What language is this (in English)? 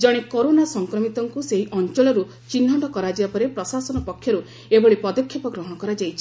Odia